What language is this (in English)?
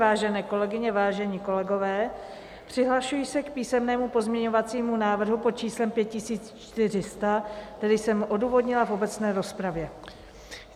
Czech